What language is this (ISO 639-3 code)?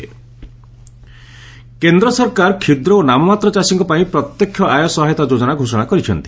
ori